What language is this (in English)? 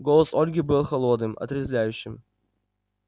Russian